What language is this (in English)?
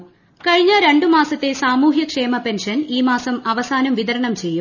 Malayalam